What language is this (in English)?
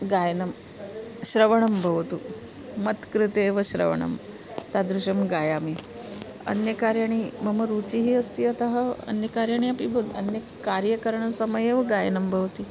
Sanskrit